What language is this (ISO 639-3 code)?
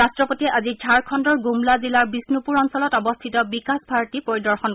asm